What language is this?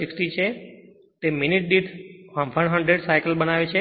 Gujarati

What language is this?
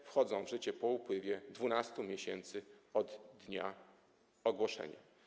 Polish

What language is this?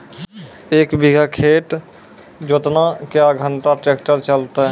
Maithili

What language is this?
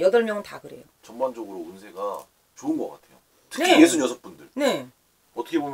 Korean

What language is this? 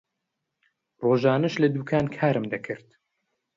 Central Kurdish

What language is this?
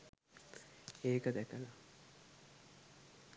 Sinhala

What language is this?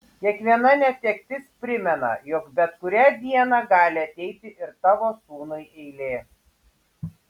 Lithuanian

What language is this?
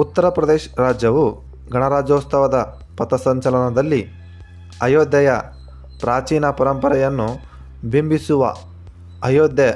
Kannada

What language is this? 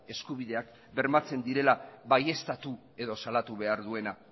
Basque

